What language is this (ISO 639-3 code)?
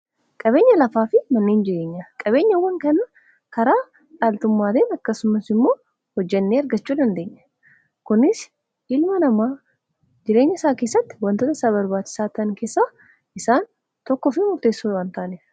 orm